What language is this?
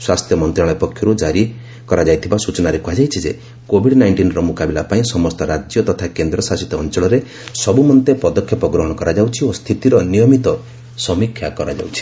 Odia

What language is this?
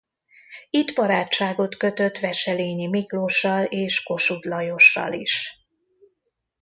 Hungarian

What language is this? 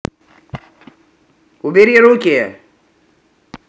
Russian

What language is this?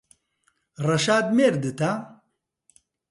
Central Kurdish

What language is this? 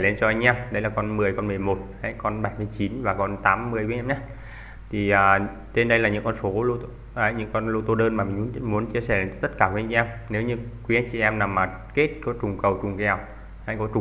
Vietnamese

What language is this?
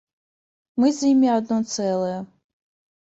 Belarusian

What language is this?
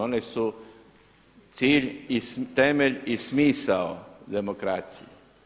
Croatian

